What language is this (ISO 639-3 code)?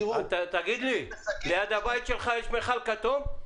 heb